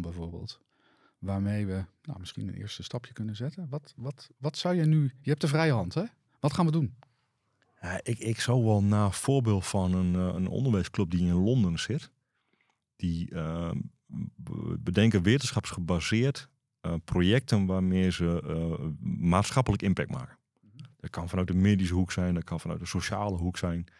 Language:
Dutch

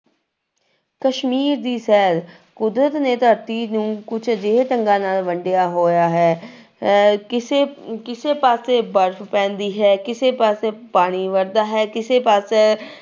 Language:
Punjabi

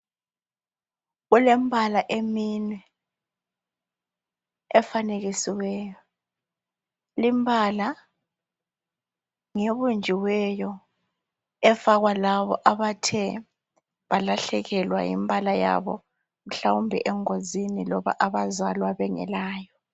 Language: North Ndebele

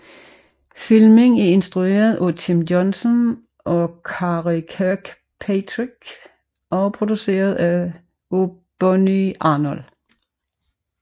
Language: Danish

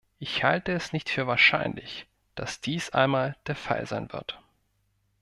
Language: German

